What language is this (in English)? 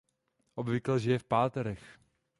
Czech